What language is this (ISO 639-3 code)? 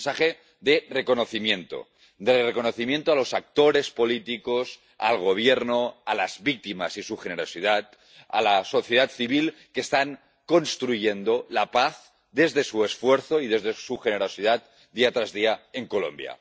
spa